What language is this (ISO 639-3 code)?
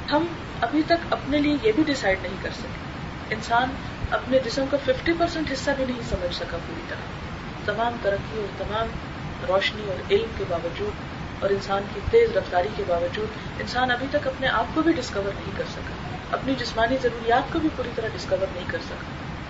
urd